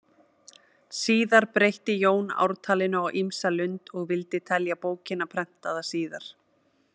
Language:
Icelandic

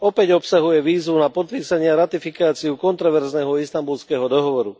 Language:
Slovak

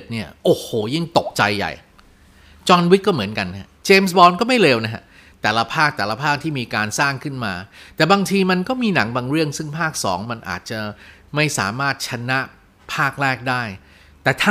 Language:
Thai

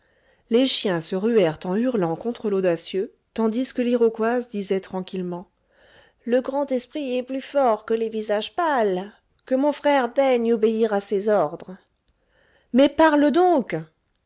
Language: French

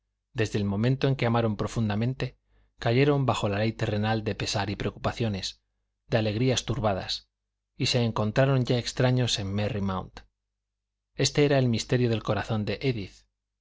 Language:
Spanish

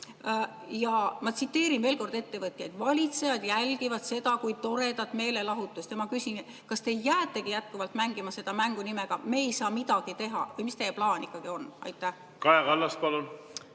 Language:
Estonian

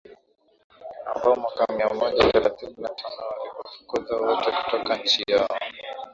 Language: Swahili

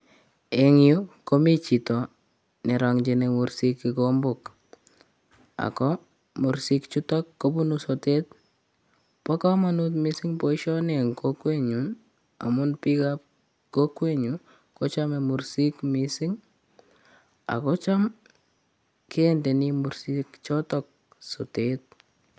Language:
Kalenjin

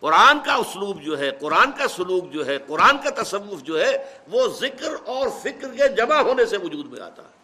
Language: Urdu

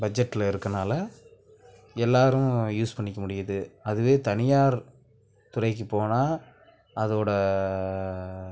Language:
Tamil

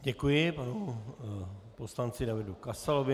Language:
Czech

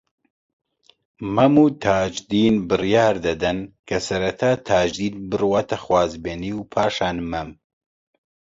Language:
Central Kurdish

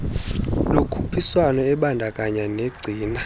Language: Xhosa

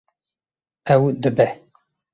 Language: Kurdish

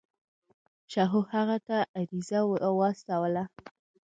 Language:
Pashto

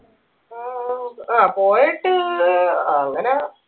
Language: Malayalam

